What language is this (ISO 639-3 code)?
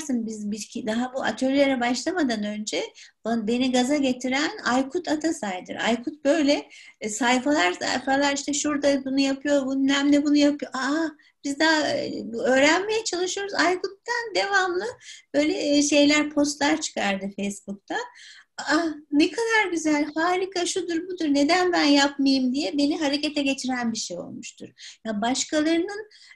tur